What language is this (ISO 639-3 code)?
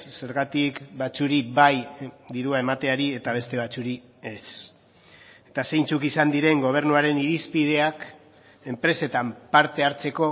eus